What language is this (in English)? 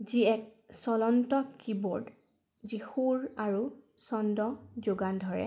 Assamese